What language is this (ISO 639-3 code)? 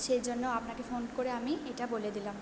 ben